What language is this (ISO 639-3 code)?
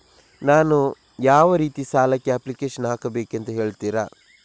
kan